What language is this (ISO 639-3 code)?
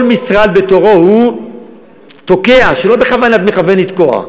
heb